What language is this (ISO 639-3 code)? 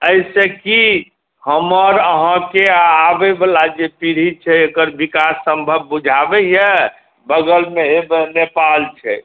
mai